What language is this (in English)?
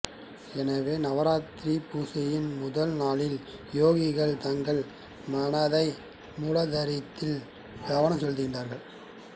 Tamil